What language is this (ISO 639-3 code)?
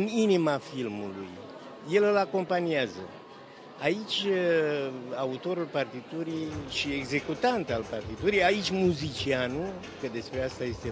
ron